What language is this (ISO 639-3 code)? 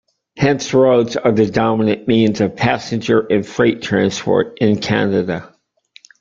eng